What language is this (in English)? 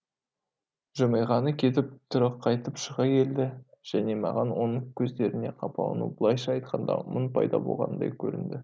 Kazakh